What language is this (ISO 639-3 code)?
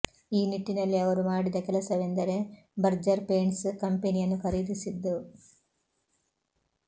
kan